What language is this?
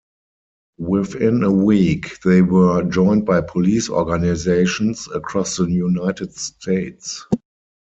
English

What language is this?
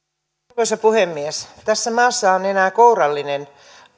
Finnish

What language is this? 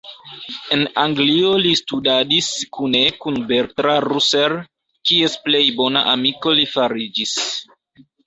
Esperanto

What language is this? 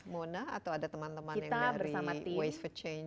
Indonesian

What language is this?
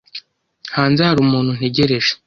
Kinyarwanda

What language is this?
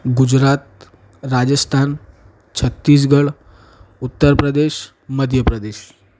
Gujarati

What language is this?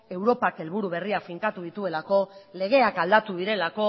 Basque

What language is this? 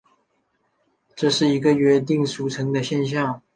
Chinese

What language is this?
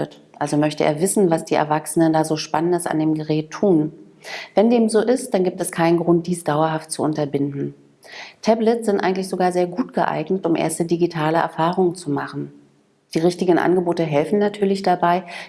German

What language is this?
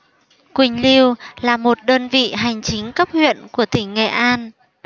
Vietnamese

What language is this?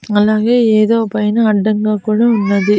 Telugu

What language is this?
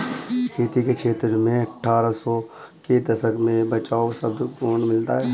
Hindi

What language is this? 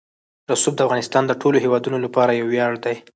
Pashto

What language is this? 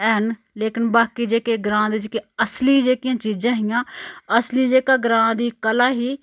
Dogri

